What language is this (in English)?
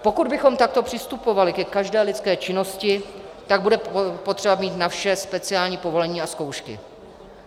Czech